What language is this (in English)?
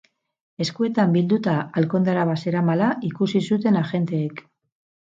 Basque